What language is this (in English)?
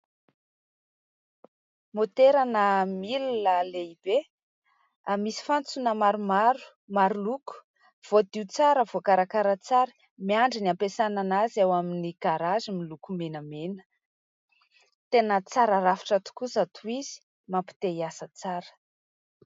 Malagasy